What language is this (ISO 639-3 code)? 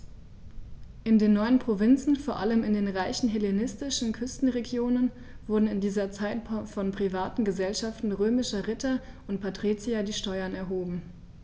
deu